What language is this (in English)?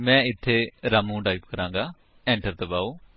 Punjabi